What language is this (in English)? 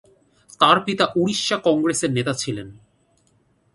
Bangla